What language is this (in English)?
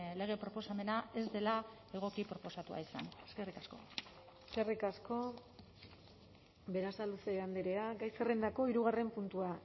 Basque